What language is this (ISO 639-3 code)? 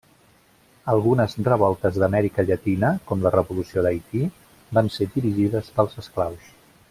cat